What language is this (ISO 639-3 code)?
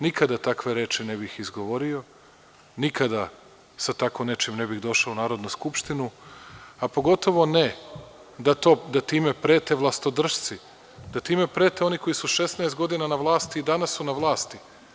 srp